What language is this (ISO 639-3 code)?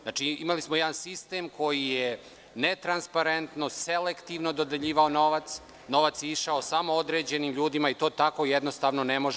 srp